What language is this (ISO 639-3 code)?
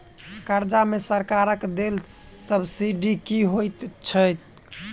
mai